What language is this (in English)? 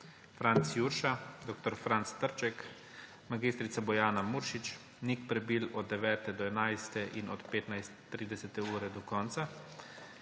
Slovenian